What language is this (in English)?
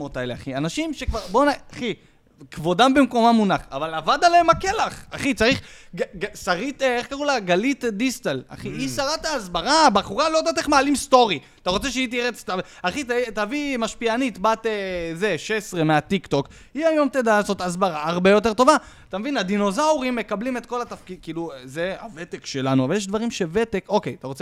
Hebrew